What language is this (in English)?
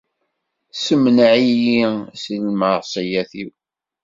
Kabyle